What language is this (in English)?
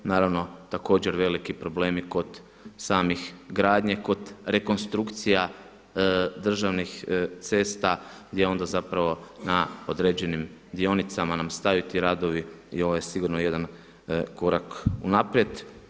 Croatian